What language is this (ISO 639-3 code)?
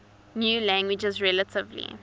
eng